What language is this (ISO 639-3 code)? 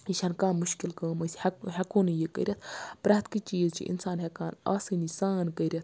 kas